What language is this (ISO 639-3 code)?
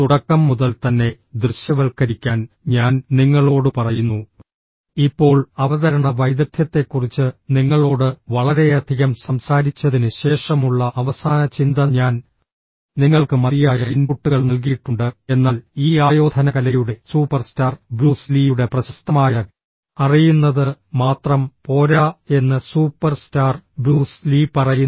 mal